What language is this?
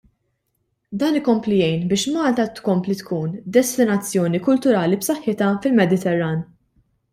Maltese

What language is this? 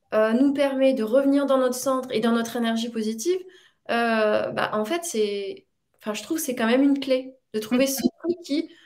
French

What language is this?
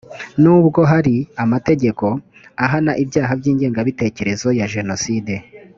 Kinyarwanda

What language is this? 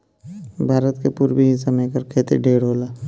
Bhojpuri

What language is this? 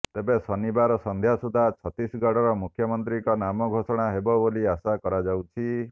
Odia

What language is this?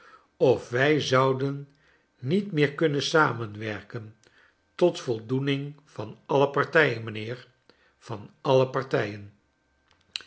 Dutch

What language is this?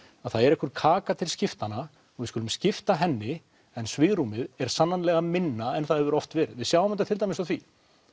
Icelandic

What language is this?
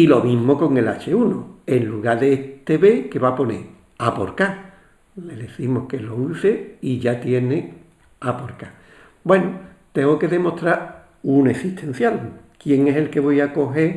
Spanish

